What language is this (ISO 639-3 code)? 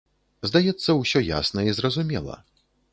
bel